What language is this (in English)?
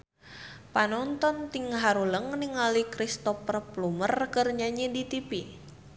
Sundanese